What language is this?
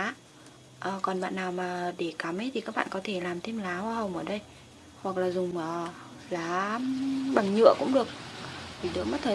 Vietnamese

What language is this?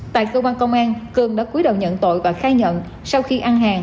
Vietnamese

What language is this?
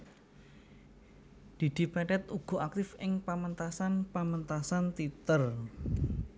Javanese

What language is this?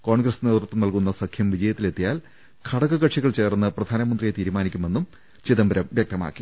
Malayalam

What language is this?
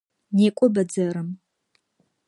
Adyghe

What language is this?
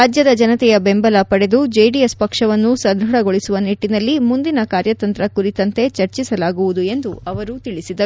Kannada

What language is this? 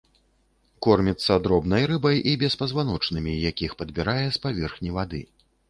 Belarusian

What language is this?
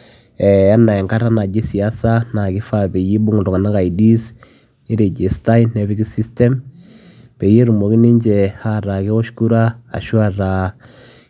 Masai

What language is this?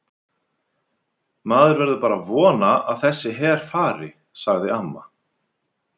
Icelandic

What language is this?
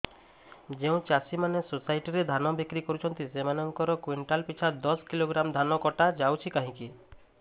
Odia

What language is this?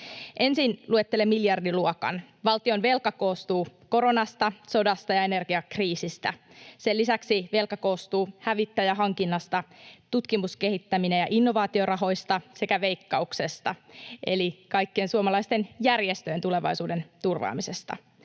Finnish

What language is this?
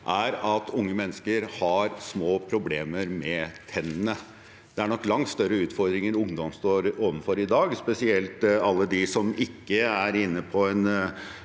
Norwegian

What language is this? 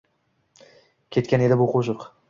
Uzbek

